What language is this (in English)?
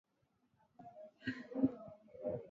Swahili